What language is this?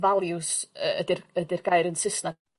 Welsh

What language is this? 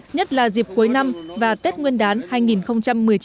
Vietnamese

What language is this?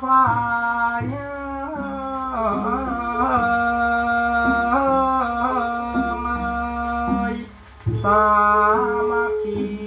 Thai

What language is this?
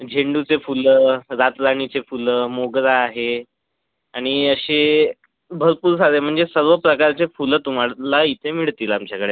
Marathi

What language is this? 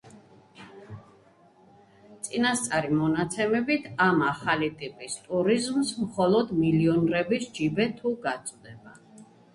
Georgian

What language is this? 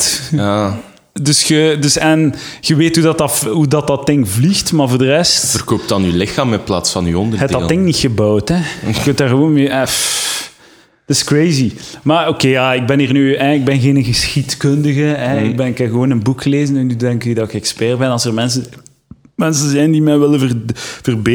Dutch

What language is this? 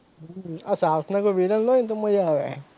Gujarati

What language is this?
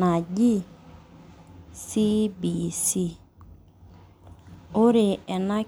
Masai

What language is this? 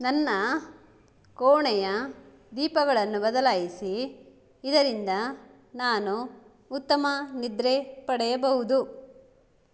Kannada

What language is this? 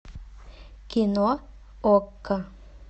Russian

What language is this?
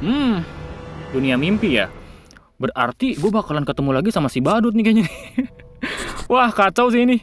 Indonesian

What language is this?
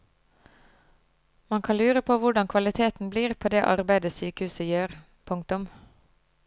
Norwegian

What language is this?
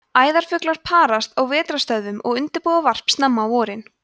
Icelandic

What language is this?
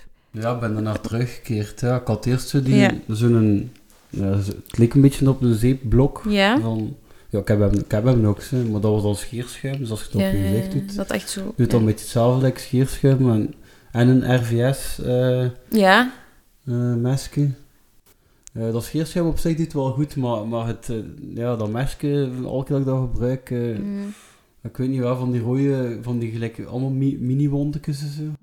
Dutch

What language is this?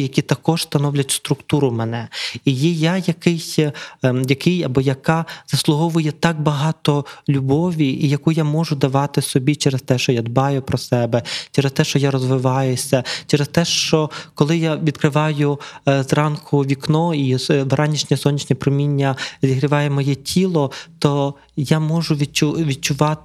Ukrainian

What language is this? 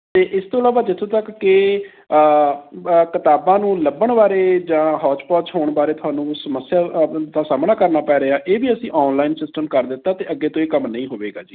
Punjabi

